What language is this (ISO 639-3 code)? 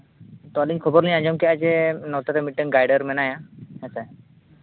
sat